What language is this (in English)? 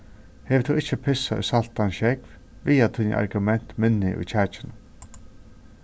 Faroese